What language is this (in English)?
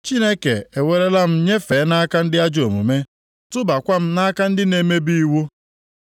Igbo